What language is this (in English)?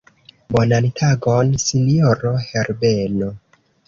Esperanto